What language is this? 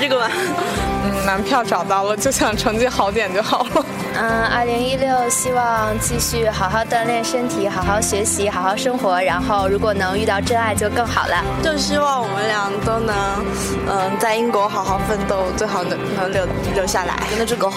Chinese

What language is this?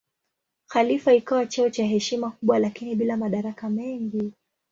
Swahili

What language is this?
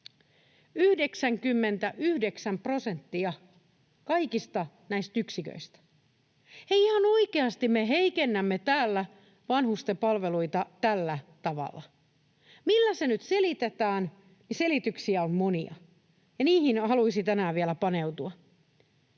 Finnish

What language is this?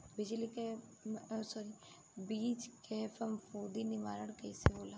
Bhojpuri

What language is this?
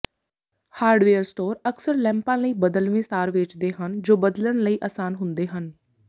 Punjabi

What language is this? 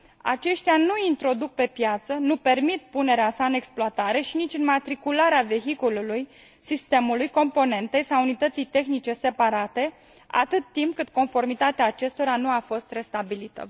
Romanian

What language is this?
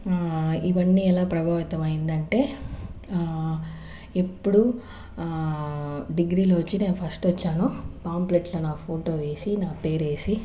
Telugu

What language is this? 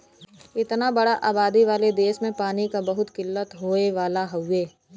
Bhojpuri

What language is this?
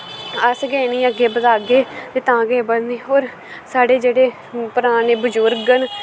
Dogri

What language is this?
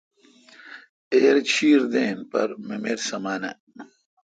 Kalkoti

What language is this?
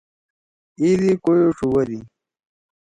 Torwali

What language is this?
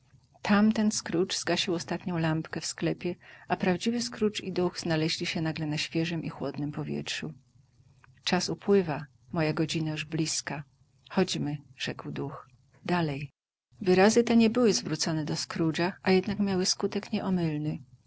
Polish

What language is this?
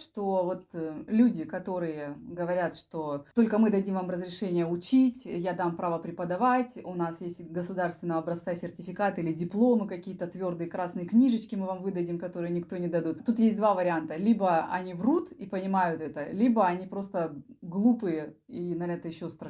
Russian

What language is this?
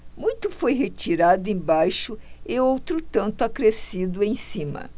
Portuguese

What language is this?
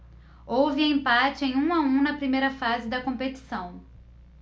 Portuguese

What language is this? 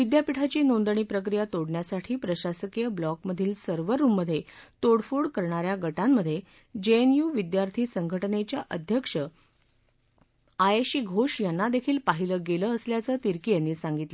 Marathi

